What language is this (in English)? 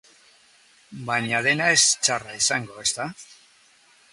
Basque